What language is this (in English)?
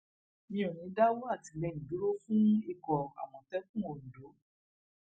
Yoruba